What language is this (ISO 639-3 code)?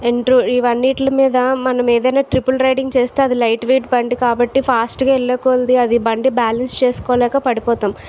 tel